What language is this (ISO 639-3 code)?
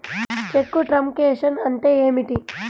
tel